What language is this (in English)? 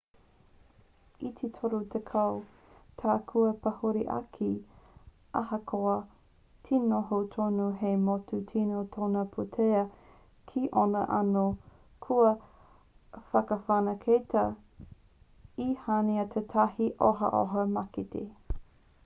Māori